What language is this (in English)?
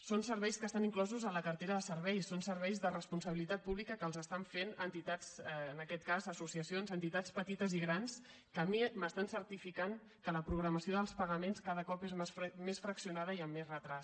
Catalan